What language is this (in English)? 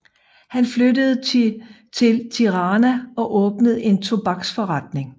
Danish